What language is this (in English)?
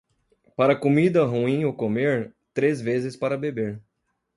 Portuguese